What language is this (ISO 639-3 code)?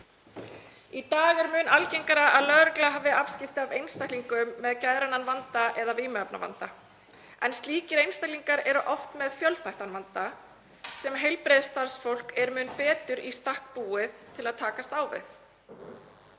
isl